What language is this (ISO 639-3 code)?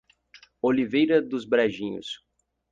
por